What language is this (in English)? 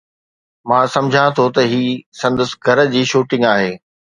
Sindhi